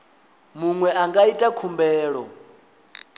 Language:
Venda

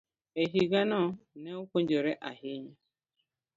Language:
Luo (Kenya and Tanzania)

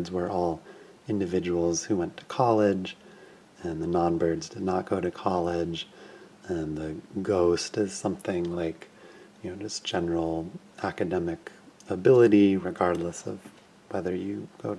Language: English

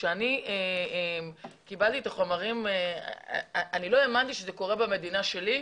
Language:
Hebrew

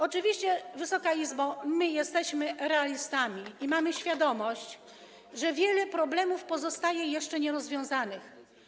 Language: Polish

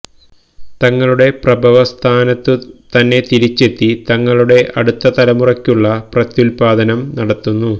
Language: Malayalam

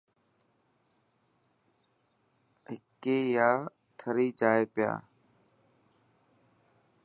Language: Dhatki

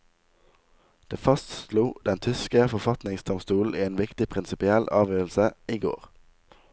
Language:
Norwegian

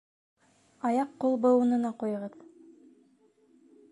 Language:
Bashkir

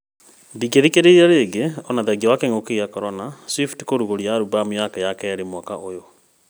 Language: Kikuyu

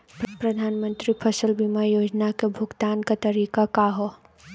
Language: Bhojpuri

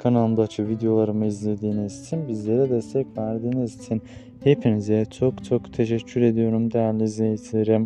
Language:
Turkish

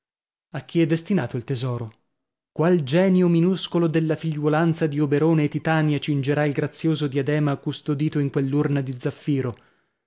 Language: Italian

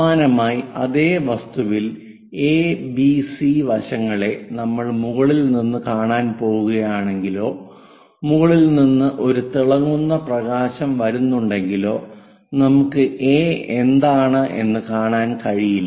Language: Malayalam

